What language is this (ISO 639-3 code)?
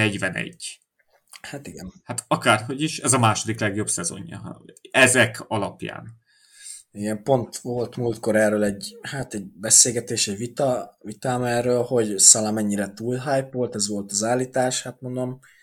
hun